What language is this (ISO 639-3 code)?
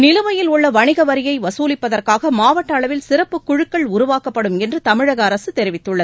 tam